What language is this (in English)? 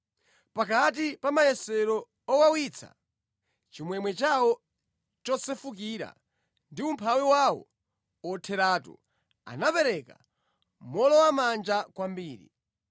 Nyanja